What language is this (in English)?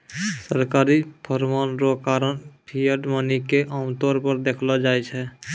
Maithili